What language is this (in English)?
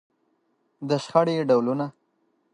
Pashto